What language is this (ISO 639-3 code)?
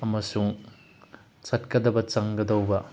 mni